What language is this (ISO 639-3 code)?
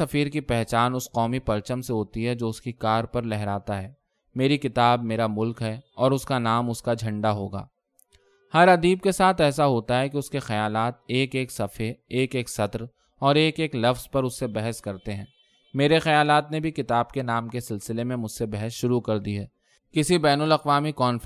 urd